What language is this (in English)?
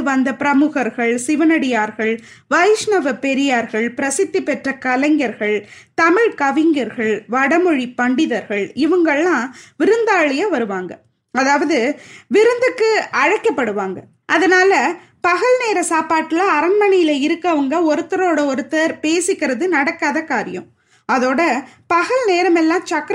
Tamil